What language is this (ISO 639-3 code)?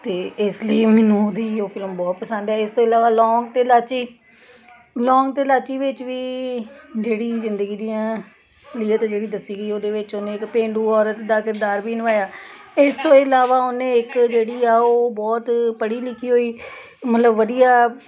pan